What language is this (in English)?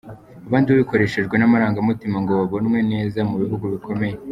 Kinyarwanda